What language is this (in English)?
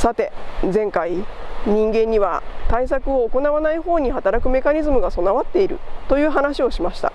Japanese